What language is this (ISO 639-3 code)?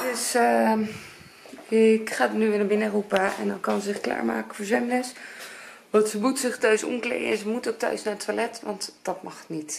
nld